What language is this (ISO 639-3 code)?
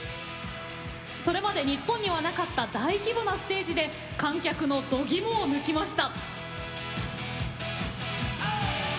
jpn